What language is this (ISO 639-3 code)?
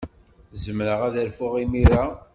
kab